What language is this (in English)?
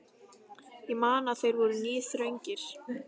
Icelandic